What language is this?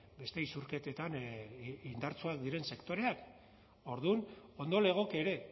Basque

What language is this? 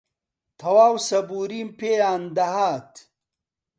Central Kurdish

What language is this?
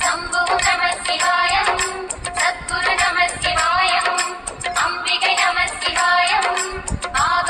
Arabic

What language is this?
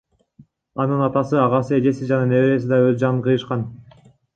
Kyrgyz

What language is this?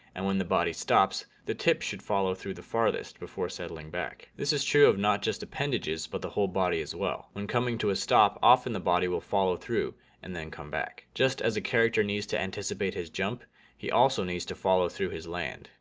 English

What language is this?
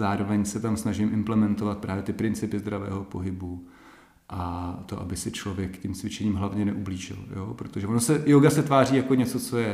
Czech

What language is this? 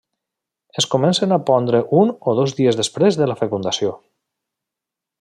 Catalan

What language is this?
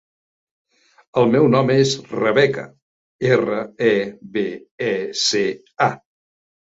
Catalan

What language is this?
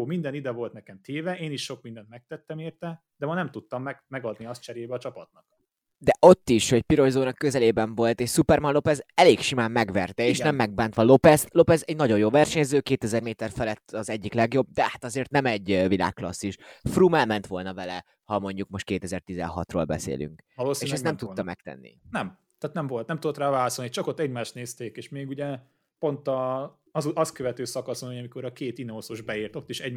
Hungarian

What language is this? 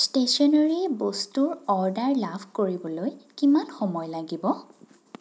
Assamese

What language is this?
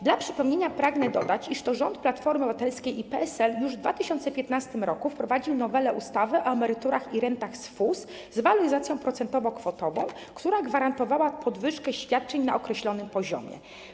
Polish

